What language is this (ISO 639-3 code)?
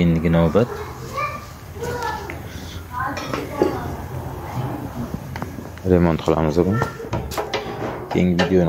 ron